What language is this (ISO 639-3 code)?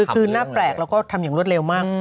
tha